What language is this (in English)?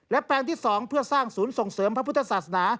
Thai